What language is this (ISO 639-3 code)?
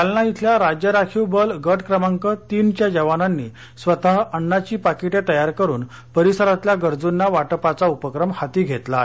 mar